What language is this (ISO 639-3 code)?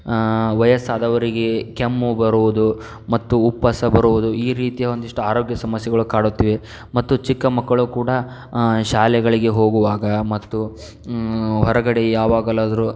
kan